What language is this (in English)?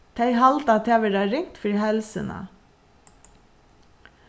Faroese